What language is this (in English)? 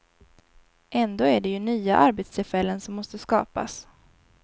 Swedish